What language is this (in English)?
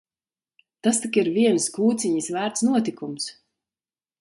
Latvian